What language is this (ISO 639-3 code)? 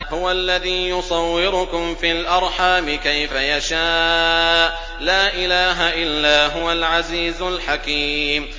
ara